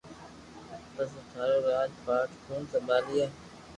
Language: Loarki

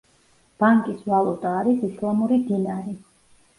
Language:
Georgian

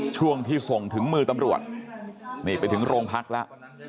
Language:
Thai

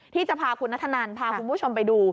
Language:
Thai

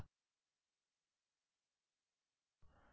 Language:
Hindi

